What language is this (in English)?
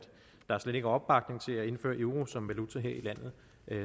Danish